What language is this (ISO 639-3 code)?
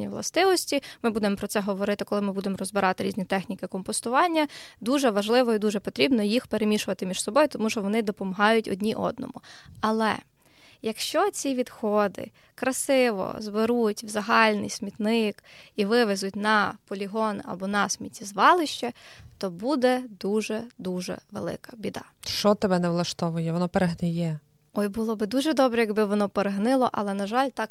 ukr